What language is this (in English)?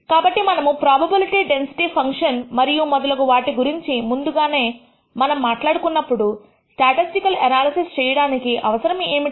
Telugu